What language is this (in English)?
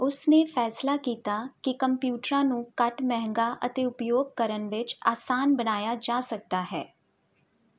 Punjabi